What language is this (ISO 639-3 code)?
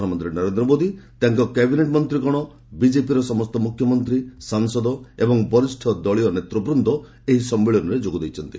ori